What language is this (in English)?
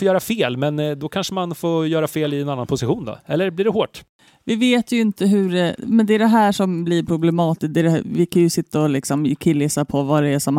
Swedish